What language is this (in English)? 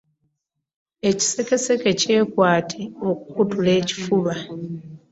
Ganda